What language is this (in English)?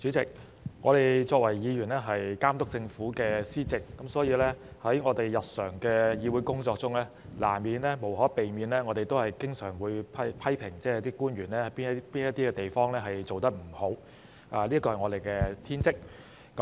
Cantonese